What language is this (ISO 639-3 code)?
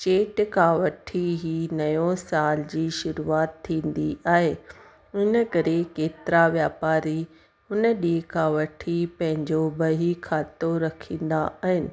snd